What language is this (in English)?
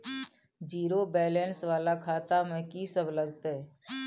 Maithili